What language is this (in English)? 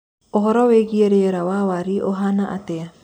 Kikuyu